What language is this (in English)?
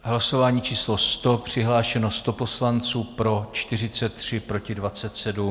Czech